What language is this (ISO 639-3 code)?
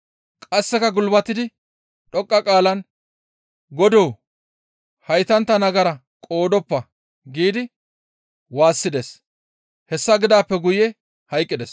gmv